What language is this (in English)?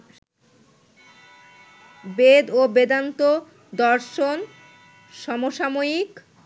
Bangla